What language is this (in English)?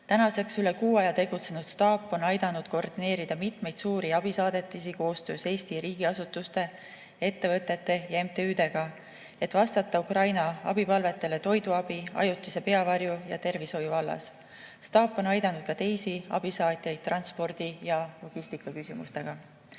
Estonian